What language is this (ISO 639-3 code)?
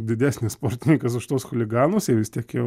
lit